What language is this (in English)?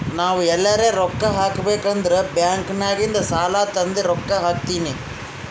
Kannada